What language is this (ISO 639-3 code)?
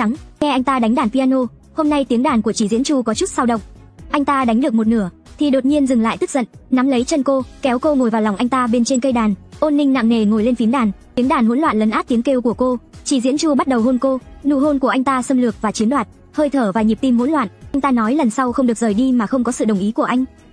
vie